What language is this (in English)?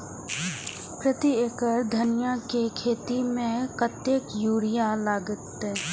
Maithili